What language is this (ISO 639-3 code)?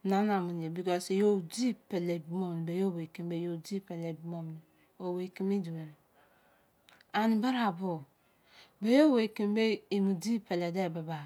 ijc